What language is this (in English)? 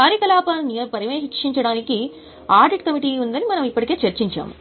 Telugu